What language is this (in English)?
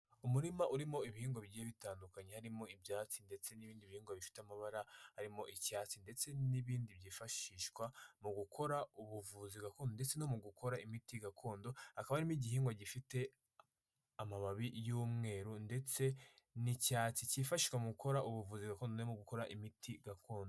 Kinyarwanda